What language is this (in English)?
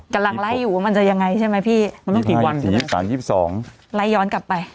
Thai